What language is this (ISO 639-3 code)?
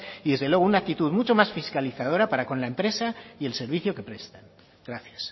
spa